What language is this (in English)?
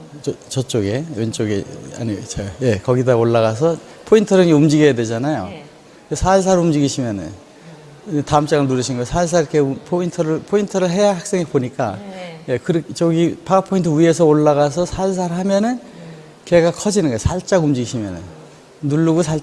Korean